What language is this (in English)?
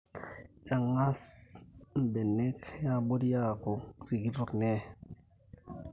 Masai